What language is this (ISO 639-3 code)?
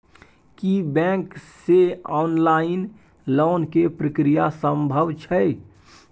mai